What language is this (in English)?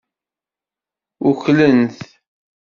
Kabyle